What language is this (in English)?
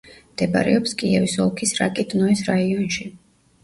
Georgian